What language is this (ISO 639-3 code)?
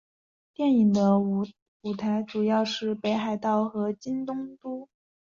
zho